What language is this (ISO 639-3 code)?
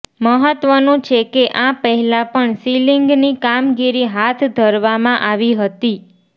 guj